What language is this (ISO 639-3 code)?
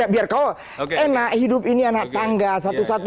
ind